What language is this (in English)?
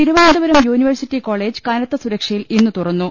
Malayalam